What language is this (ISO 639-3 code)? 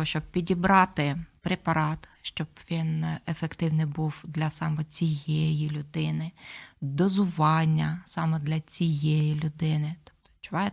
ukr